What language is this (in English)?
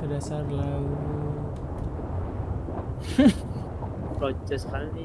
Indonesian